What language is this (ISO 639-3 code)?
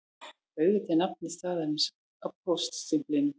isl